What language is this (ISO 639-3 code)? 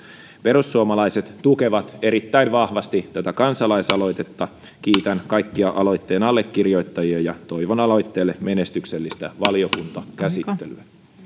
fin